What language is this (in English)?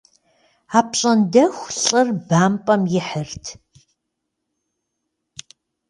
Kabardian